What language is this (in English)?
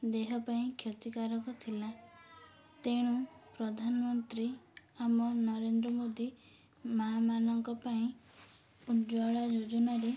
Odia